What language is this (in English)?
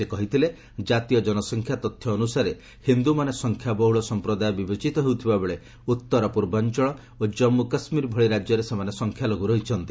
Odia